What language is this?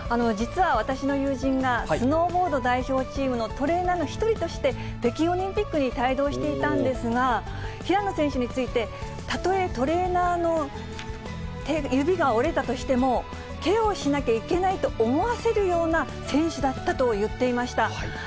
Japanese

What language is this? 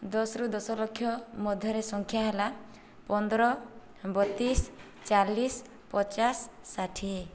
Odia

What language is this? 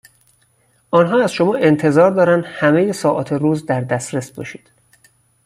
Persian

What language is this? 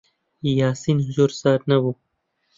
Central Kurdish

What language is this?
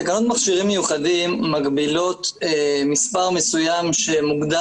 Hebrew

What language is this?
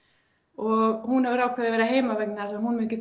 Icelandic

